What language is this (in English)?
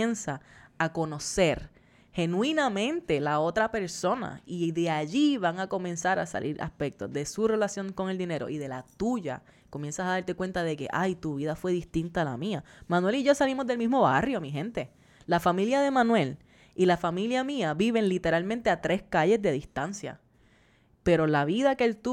Spanish